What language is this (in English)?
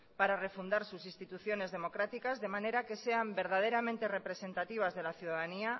Spanish